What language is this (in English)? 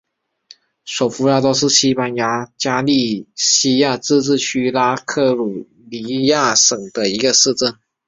Chinese